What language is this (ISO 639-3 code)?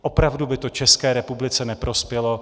ces